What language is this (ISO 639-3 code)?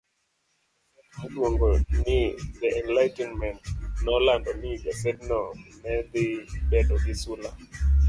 luo